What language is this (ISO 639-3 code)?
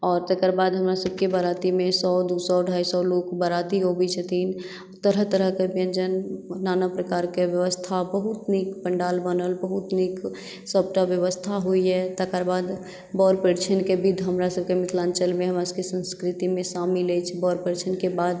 mai